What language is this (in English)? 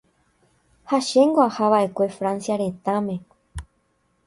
Guarani